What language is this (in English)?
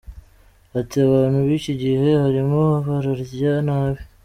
Kinyarwanda